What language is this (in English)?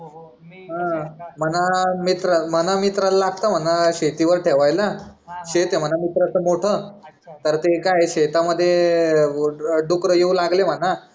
Marathi